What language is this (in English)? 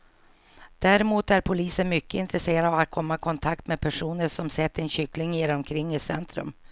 Swedish